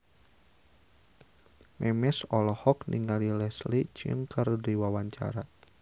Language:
Sundanese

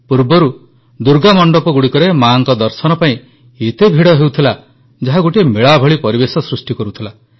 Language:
Odia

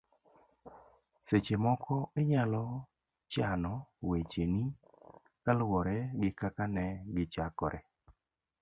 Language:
Luo (Kenya and Tanzania)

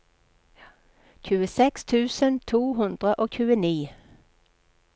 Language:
Norwegian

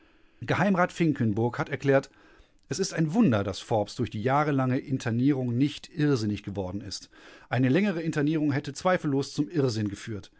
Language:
German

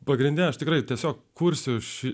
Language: Lithuanian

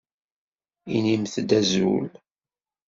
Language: Kabyle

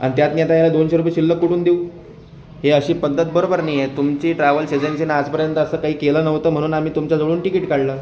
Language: Marathi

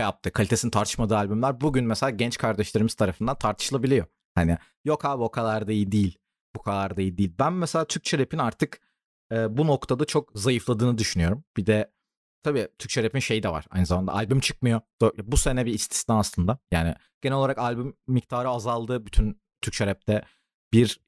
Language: Turkish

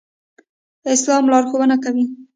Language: Pashto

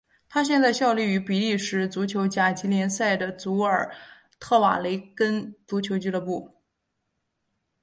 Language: Chinese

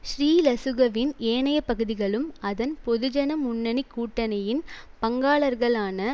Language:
Tamil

